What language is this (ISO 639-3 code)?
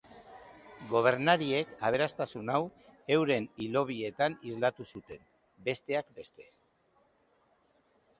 eus